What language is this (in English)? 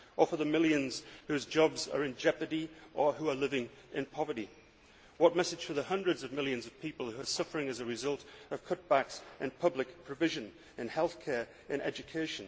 English